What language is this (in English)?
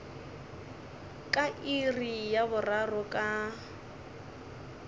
Northern Sotho